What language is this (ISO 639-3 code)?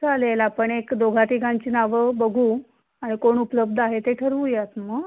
mar